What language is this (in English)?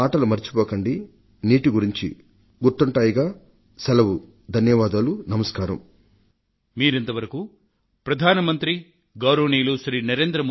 Telugu